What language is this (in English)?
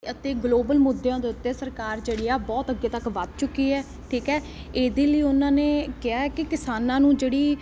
Punjabi